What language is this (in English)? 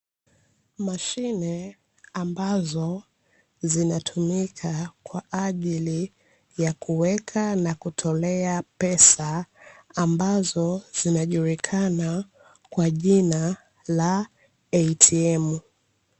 Swahili